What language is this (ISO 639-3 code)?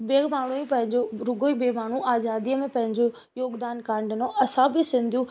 snd